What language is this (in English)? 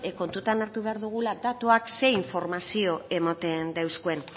Basque